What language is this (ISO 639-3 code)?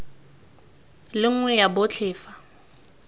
tsn